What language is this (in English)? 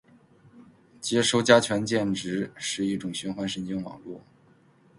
Chinese